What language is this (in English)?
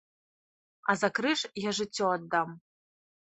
Belarusian